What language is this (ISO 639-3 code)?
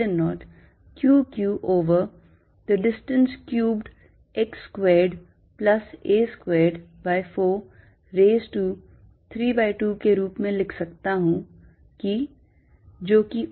hin